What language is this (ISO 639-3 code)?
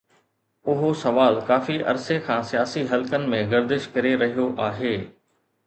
snd